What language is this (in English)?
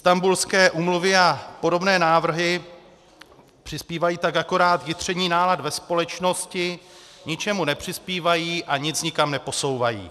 Czech